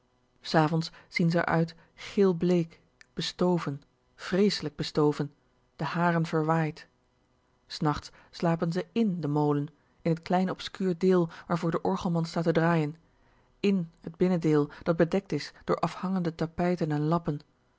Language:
Dutch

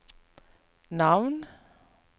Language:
Norwegian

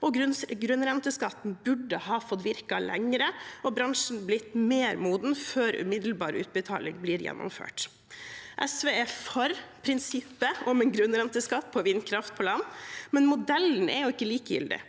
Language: Norwegian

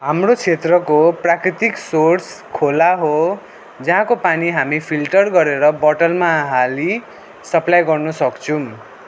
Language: Nepali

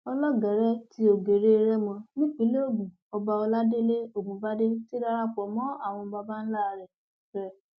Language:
Yoruba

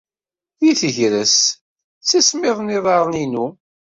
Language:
Kabyle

